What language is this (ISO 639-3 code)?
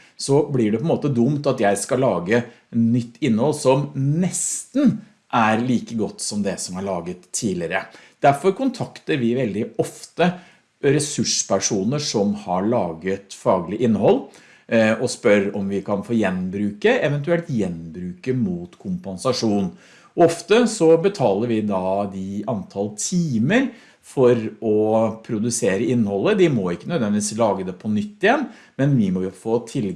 nor